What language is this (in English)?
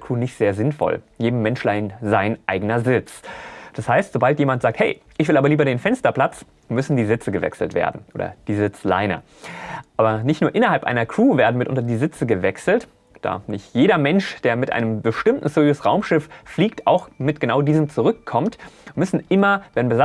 German